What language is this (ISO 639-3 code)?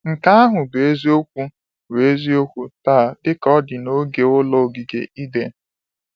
ibo